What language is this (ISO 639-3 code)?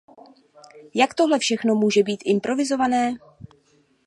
ces